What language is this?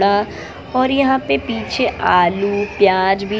Hindi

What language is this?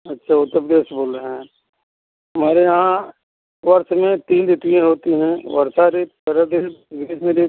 Hindi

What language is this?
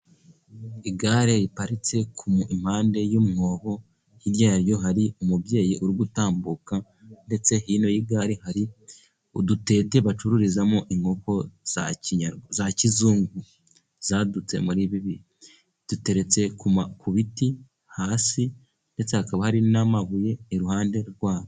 Kinyarwanda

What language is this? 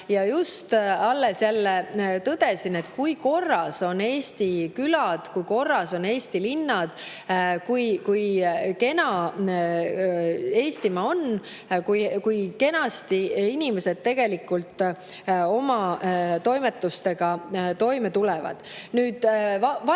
Estonian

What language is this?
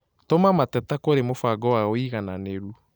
Kikuyu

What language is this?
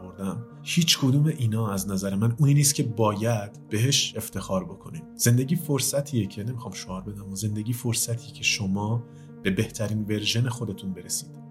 Persian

